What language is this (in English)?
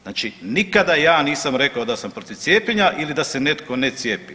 Croatian